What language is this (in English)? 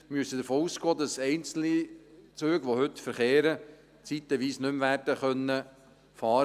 Swiss German